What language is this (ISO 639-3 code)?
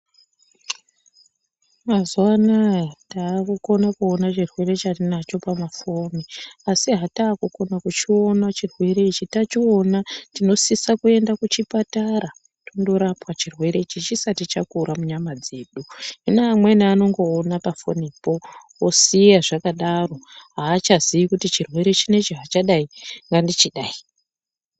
ndc